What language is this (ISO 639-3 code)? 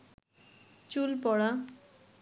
ben